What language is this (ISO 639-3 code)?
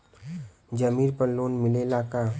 bho